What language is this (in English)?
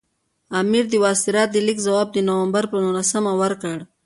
Pashto